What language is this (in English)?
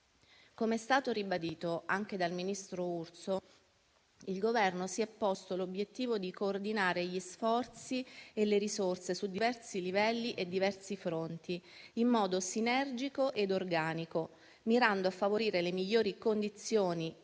Italian